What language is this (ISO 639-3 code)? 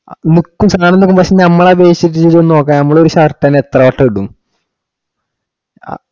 mal